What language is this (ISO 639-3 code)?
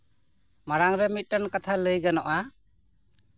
sat